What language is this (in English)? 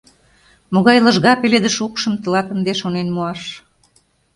Mari